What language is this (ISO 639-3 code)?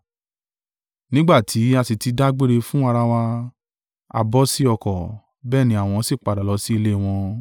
yor